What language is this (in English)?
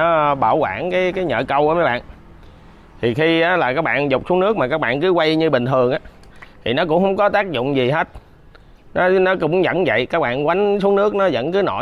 Vietnamese